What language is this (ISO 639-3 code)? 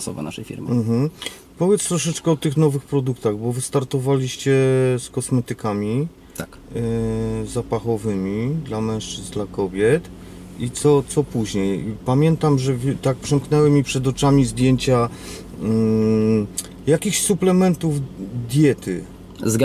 pol